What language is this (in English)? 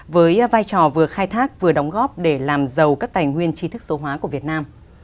Vietnamese